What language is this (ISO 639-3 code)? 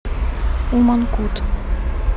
rus